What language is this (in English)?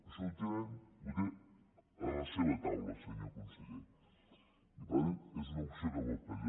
Catalan